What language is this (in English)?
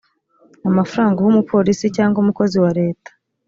Kinyarwanda